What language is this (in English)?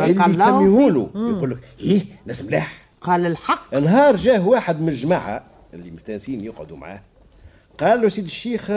Arabic